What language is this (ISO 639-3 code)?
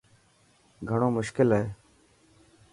mki